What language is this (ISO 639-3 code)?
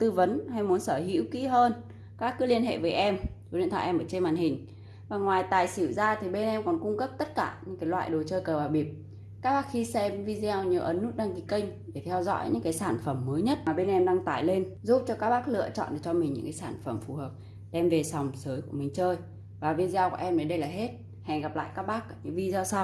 vie